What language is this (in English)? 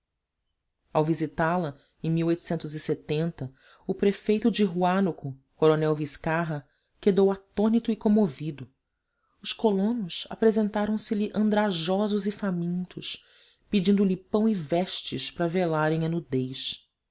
Portuguese